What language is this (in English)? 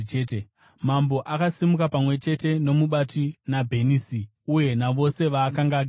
Shona